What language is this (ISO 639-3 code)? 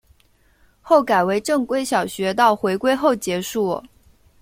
zho